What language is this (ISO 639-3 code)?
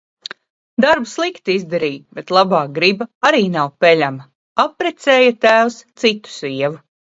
lav